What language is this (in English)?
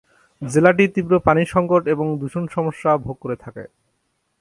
Bangla